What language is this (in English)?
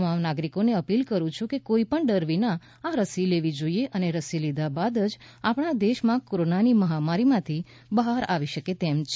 Gujarati